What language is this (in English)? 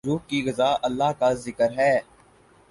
Urdu